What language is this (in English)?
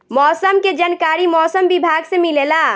Bhojpuri